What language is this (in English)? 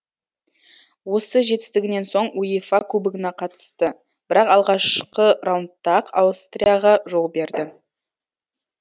Kazakh